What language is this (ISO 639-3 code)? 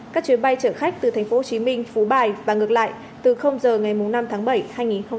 vie